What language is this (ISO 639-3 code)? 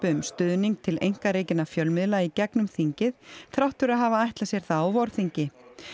isl